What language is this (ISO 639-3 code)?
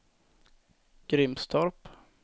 swe